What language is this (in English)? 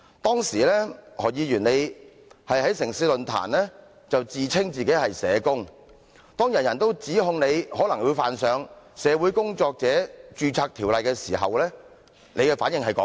Cantonese